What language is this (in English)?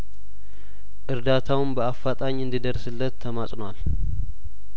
Amharic